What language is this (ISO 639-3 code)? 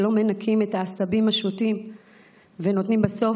heb